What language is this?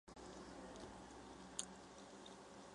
Chinese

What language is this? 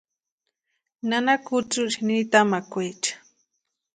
Western Highland Purepecha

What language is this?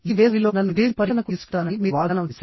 Telugu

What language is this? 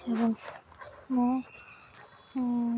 Odia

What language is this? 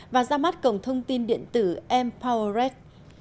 Vietnamese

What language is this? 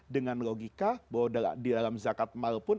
Indonesian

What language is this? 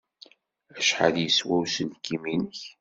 Kabyle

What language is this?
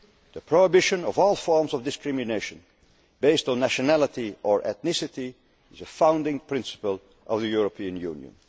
English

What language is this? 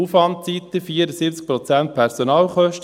Swiss German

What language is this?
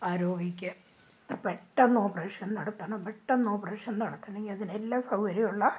Malayalam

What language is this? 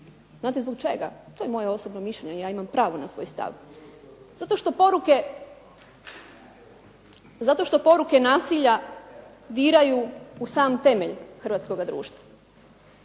Croatian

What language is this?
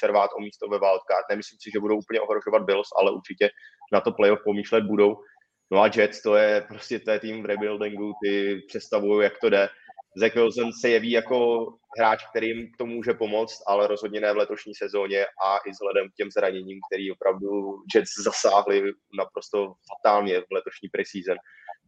Czech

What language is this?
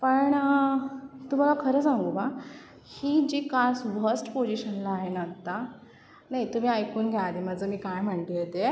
Marathi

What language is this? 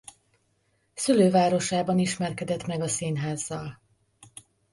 Hungarian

